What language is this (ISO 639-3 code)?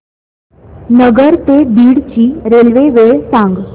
mar